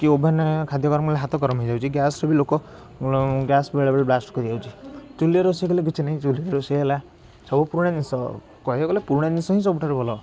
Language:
Odia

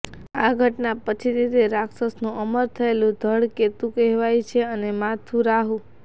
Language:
Gujarati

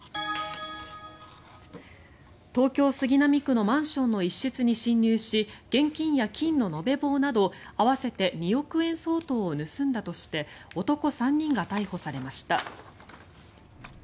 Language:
Japanese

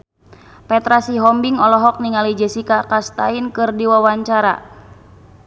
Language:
Sundanese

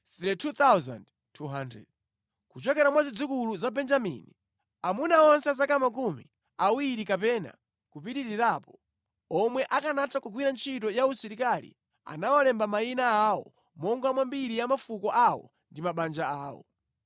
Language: Nyanja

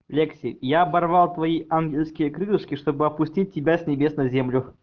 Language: Russian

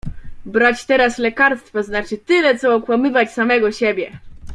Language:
Polish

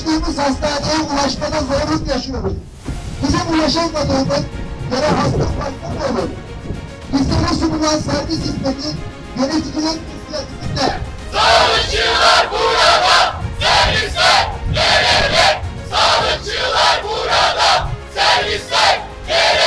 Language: Turkish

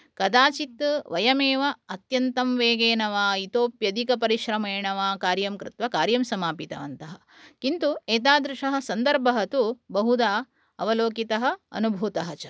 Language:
Sanskrit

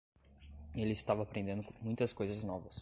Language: Portuguese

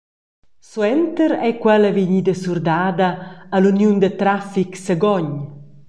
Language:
Romansh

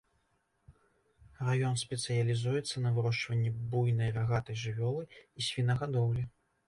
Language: Belarusian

